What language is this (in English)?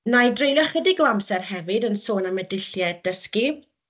Welsh